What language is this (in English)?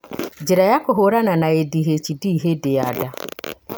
Kikuyu